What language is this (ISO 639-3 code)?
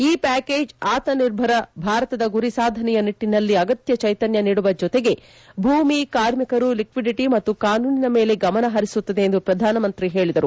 kan